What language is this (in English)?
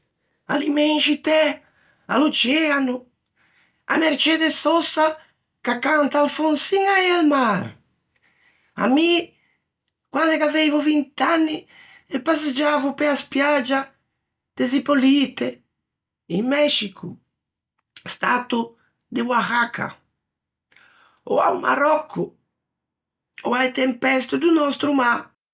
Ligurian